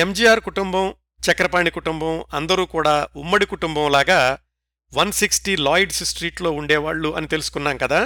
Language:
Telugu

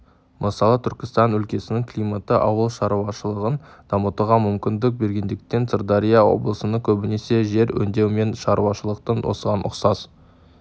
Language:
Kazakh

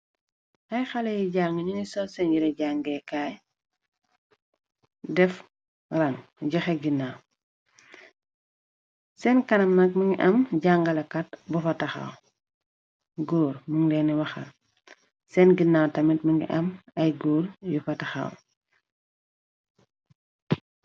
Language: Wolof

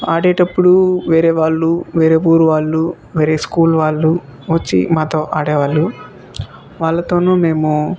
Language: Telugu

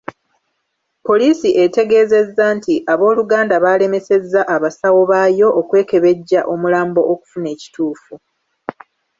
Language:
Ganda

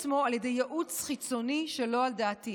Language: Hebrew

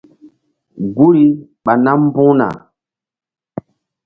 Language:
Mbum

